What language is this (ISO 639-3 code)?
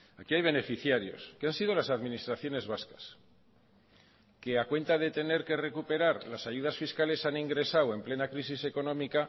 spa